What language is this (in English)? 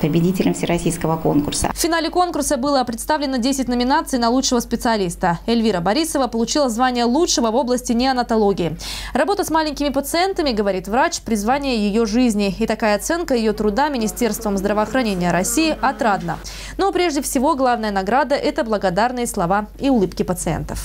Russian